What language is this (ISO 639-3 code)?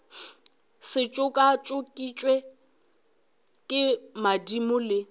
nso